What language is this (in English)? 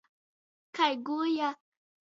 Latgalian